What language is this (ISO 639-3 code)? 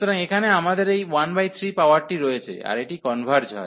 ben